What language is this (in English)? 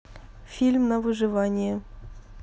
Russian